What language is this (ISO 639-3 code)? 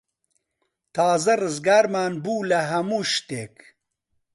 ckb